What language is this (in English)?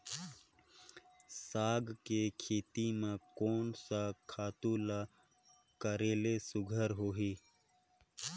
Chhattisgarhi